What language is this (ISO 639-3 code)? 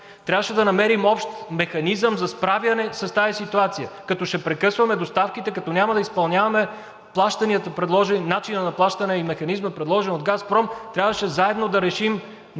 bul